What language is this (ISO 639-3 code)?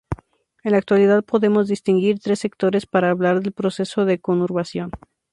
spa